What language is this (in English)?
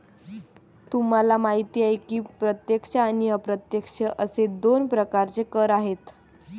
Marathi